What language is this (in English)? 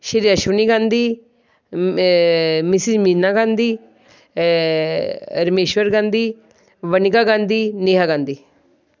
Punjabi